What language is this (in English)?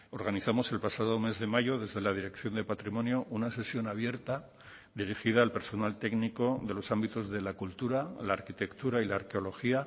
Spanish